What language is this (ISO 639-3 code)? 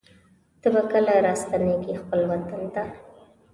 pus